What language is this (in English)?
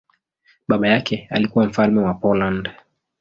Swahili